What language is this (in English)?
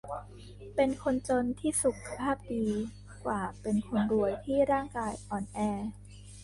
Thai